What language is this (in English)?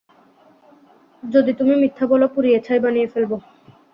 Bangla